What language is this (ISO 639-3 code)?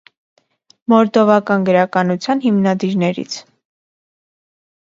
hye